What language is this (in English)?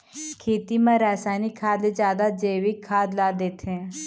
Chhattisgarhi